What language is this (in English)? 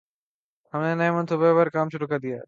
Urdu